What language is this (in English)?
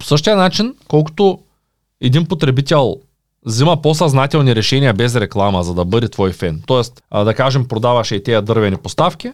Bulgarian